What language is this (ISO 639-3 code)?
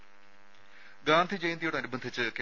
mal